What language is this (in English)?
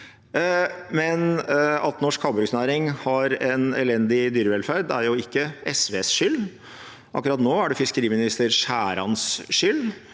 Norwegian